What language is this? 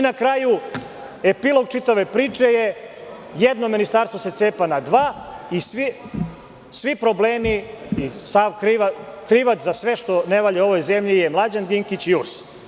Serbian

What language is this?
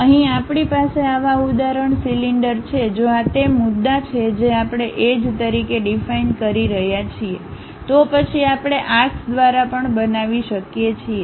Gujarati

